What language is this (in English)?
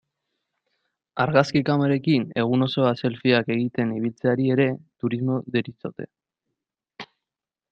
Basque